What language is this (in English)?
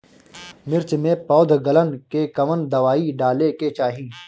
Bhojpuri